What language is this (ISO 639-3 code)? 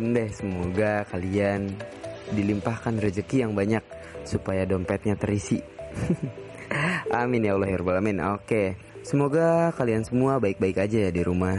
ind